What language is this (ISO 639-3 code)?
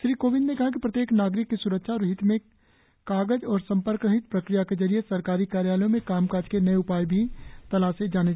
hin